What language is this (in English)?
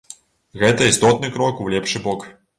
Belarusian